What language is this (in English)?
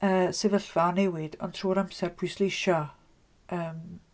Welsh